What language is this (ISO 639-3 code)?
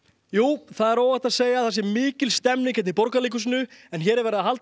isl